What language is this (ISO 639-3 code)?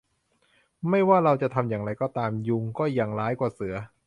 tha